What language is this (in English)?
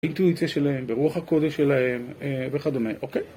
Hebrew